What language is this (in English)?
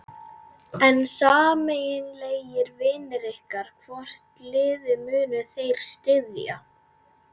Icelandic